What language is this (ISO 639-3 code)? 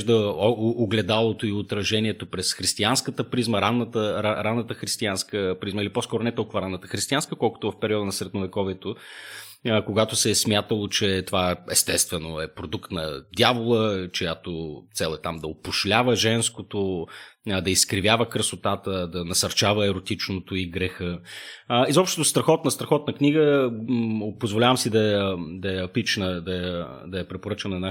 bul